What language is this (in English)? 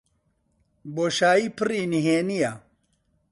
Central Kurdish